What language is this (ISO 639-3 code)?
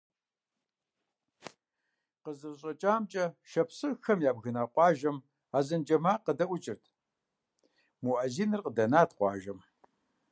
kbd